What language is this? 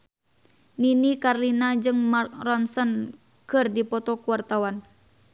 Sundanese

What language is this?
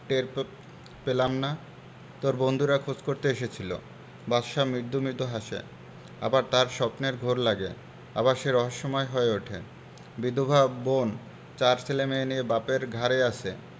Bangla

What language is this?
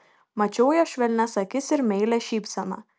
Lithuanian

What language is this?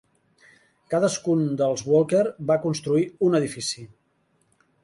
Catalan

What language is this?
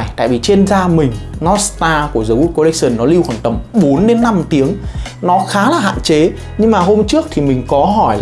Vietnamese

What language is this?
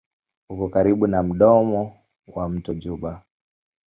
Swahili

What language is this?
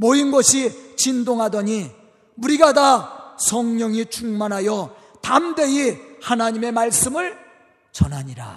Korean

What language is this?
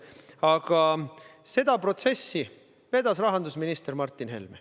Estonian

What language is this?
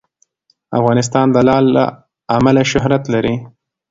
Pashto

